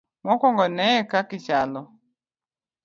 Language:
Luo (Kenya and Tanzania)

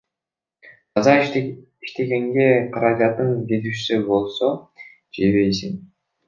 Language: Kyrgyz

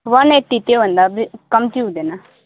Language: Nepali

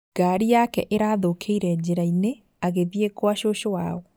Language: Kikuyu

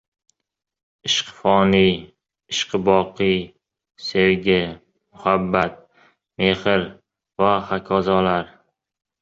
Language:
Uzbek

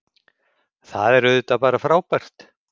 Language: Icelandic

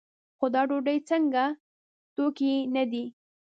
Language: Pashto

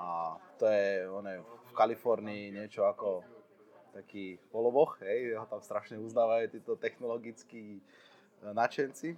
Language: Slovak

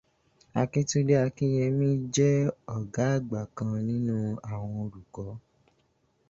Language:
Yoruba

